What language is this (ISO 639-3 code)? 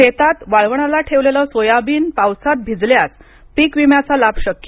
mar